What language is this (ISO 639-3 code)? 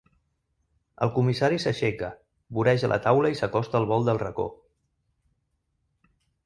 cat